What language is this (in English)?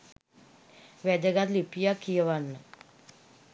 Sinhala